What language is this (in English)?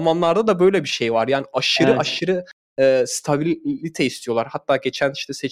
Turkish